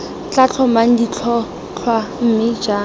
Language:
Tswana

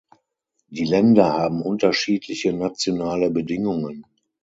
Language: German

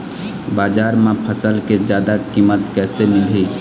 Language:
Chhattisgarhi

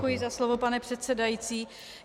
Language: Czech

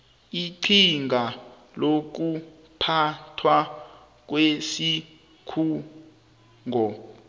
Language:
South Ndebele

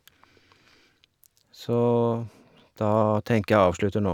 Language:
Norwegian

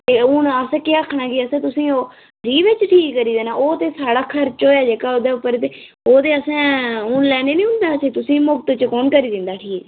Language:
Dogri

